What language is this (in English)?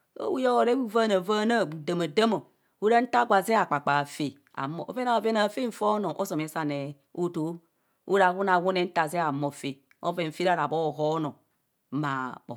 Kohumono